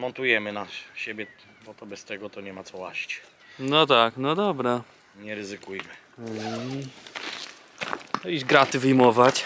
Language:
Polish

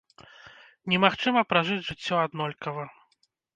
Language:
Belarusian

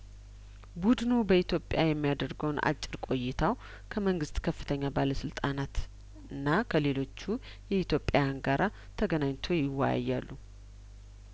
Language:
Amharic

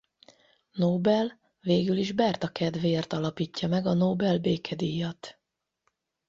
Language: Hungarian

